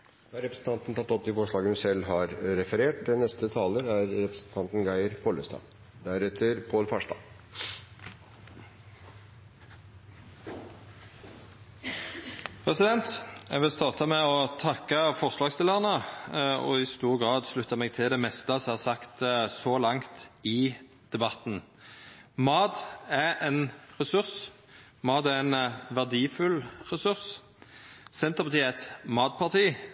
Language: Norwegian Nynorsk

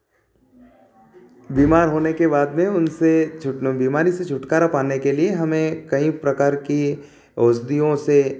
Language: Hindi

